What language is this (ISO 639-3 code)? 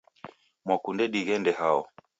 dav